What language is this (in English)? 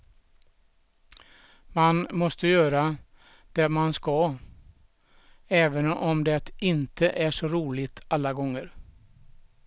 Swedish